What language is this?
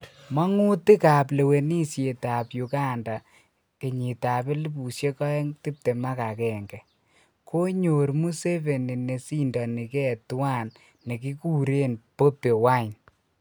Kalenjin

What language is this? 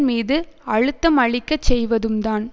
Tamil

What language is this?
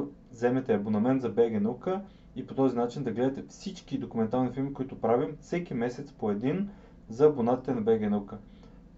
Bulgarian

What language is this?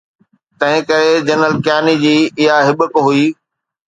Sindhi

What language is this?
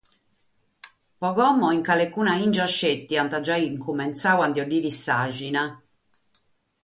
Sardinian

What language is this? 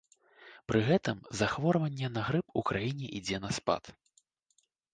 Belarusian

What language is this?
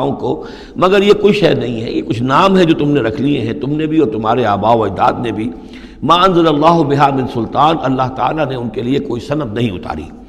Urdu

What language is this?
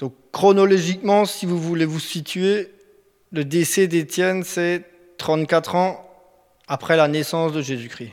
French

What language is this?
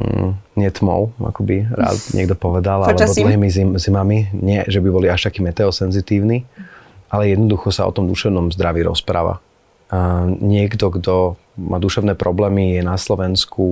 Slovak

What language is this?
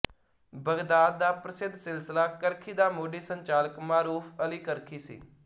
Punjabi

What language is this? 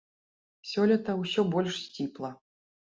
Belarusian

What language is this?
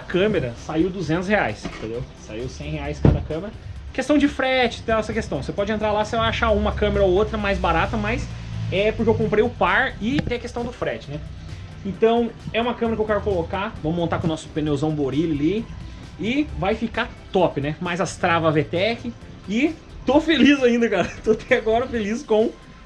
Portuguese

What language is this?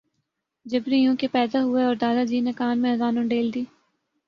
Urdu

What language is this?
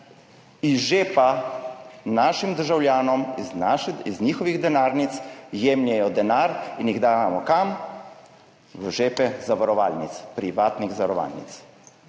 Slovenian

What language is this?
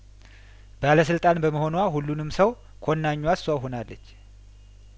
Amharic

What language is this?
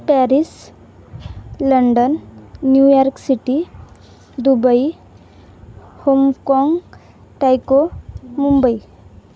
Marathi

